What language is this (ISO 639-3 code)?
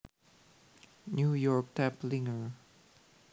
jav